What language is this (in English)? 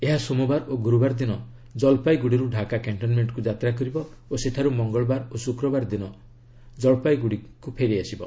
Odia